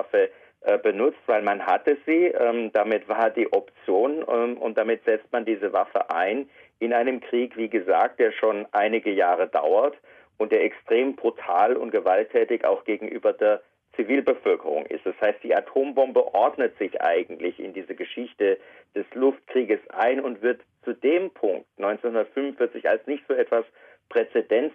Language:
German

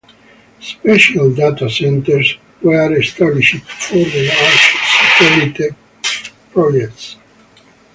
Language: English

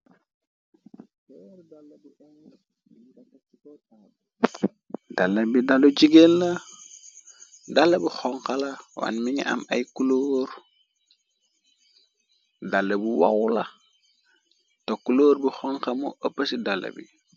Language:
Wolof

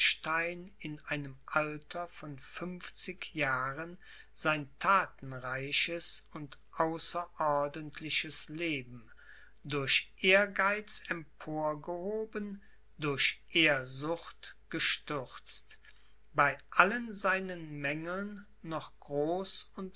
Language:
German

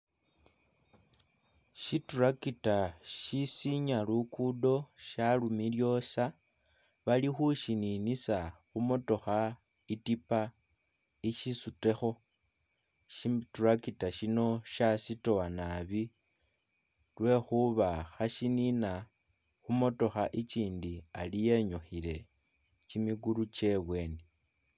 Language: Masaaba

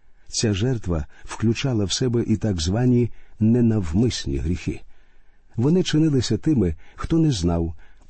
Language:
Ukrainian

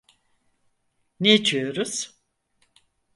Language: Turkish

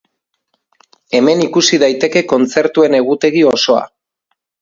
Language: Basque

